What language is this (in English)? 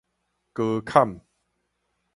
Min Nan Chinese